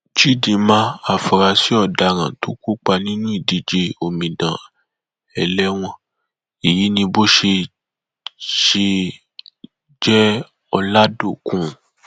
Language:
Yoruba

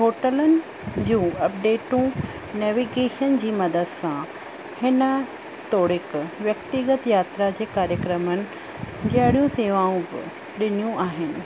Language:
Sindhi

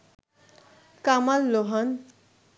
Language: Bangla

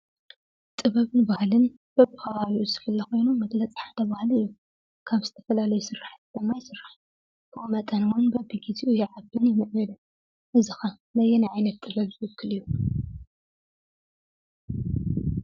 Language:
Tigrinya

